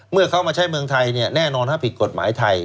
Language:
Thai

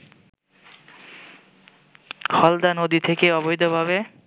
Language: Bangla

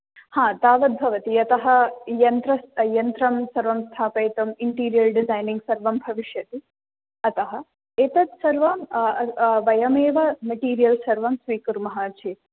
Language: Sanskrit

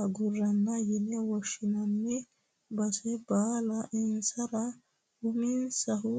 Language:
Sidamo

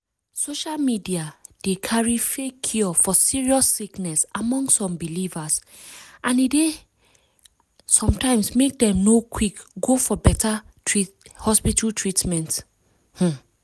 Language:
Nigerian Pidgin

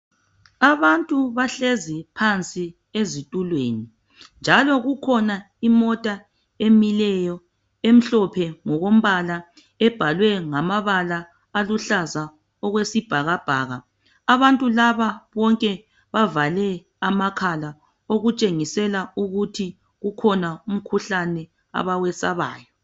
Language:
North Ndebele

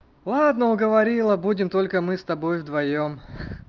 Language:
Russian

